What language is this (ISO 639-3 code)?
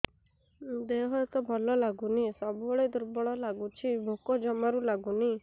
ori